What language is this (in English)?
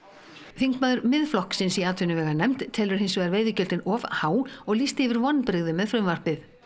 Icelandic